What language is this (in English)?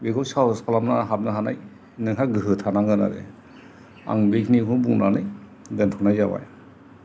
Bodo